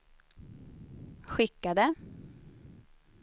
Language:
Swedish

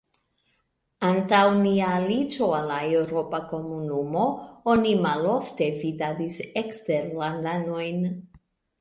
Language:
Esperanto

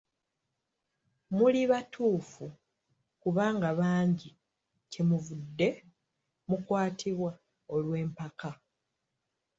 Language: Ganda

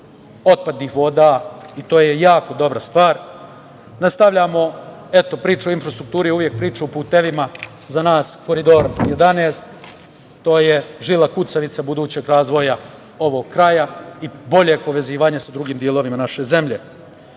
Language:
Serbian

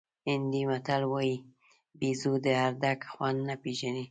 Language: Pashto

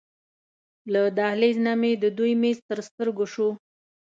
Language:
Pashto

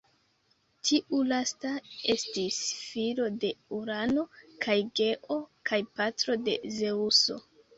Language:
Esperanto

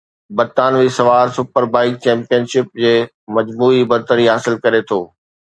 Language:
Sindhi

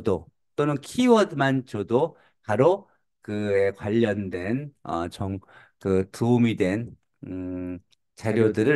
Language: Korean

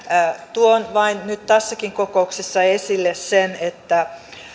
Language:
Finnish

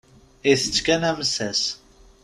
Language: Kabyle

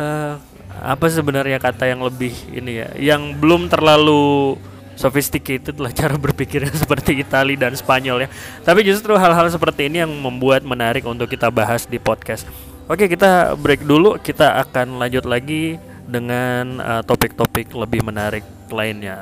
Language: Indonesian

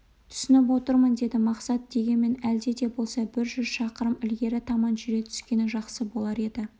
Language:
Kazakh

